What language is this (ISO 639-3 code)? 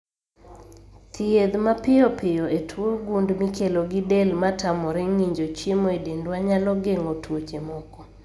luo